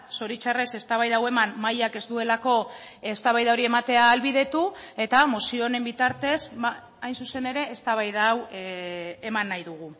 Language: Basque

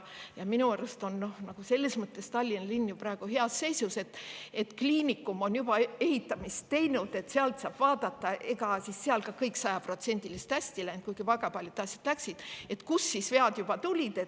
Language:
Estonian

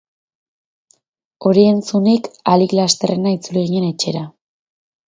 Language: Basque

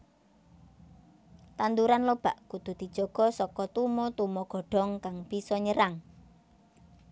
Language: Javanese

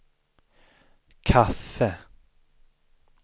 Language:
Swedish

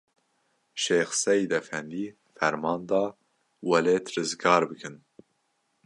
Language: Kurdish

